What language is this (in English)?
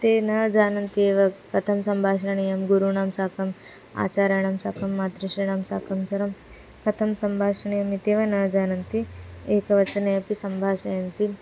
Sanskrit